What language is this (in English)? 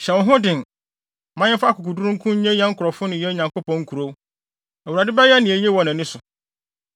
Akan